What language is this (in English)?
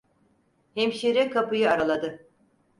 Turkish